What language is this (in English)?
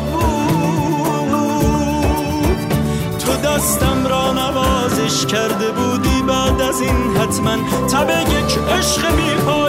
Persian